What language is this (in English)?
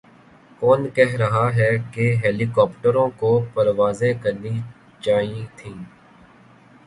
Urdu